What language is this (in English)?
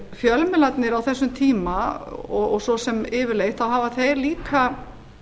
Icelandic